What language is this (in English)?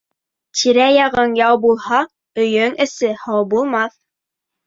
Bashkir